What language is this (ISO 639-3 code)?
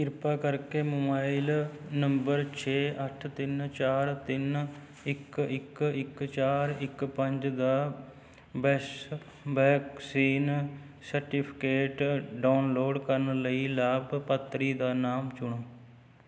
pan